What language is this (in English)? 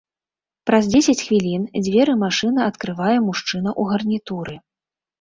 Belarusian